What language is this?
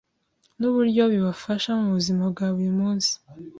Kinyarwanda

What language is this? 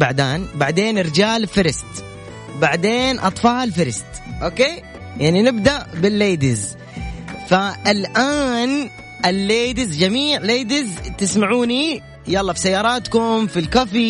Arabic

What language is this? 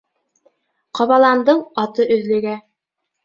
Bashkir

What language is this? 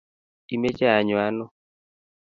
Kalenjin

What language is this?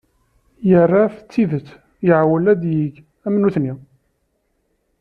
Kabyle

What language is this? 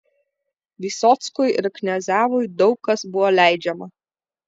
Lithuanian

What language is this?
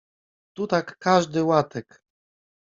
Polish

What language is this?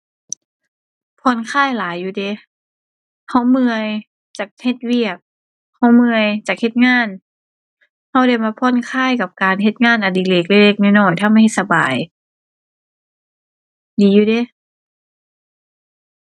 Thai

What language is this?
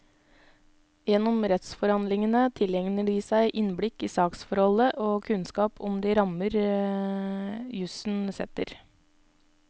Norwegian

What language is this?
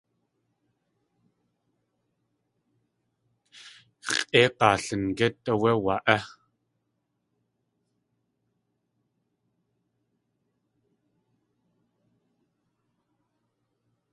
Tlingit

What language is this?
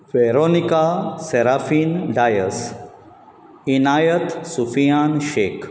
Konkani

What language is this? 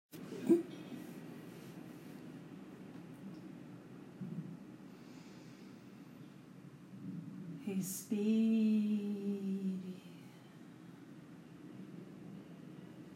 Portuguese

